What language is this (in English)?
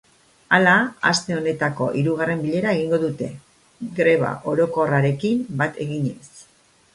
Basque